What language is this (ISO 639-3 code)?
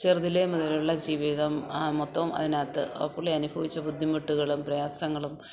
mal